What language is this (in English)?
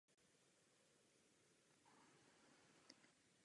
Czech